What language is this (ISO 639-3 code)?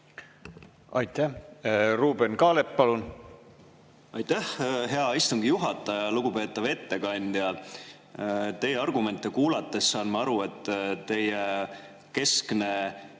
est